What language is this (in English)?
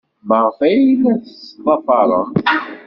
Kabyle